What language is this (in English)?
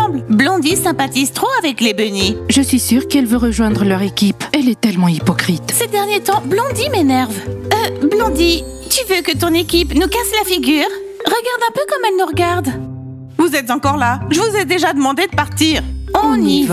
French